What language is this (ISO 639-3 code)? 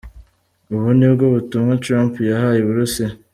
kin